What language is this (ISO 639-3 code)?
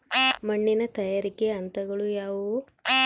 kan